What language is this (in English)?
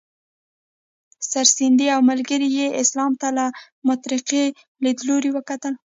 Pashto